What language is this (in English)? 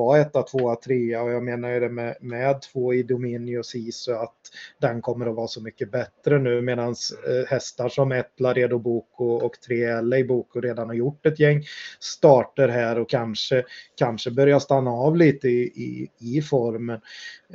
Swedish